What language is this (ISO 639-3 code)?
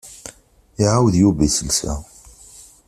kab